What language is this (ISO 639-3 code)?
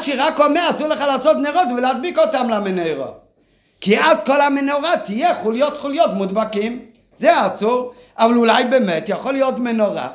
heb